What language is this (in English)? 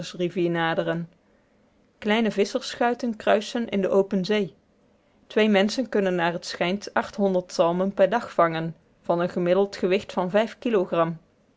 Dutch